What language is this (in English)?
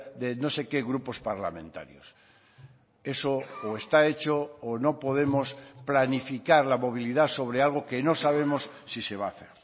Spanish